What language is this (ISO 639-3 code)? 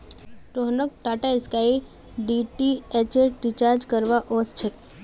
mag